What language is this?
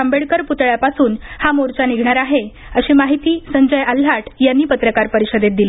Marathi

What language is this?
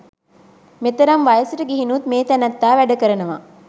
Sinhala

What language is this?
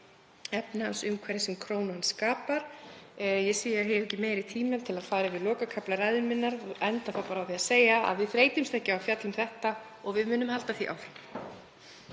Icelandic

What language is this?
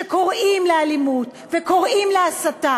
Hebrew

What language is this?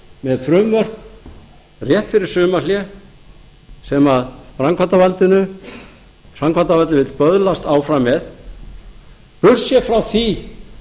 Icelandic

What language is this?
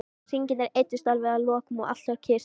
Icelandic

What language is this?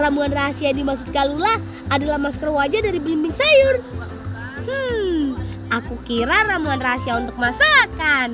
Indonesian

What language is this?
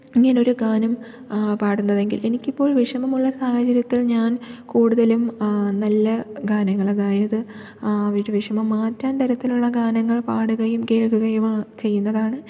Malayalam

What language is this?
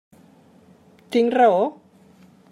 Catalan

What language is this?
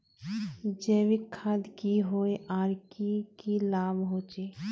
Magahi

